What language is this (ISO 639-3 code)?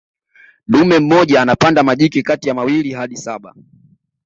swa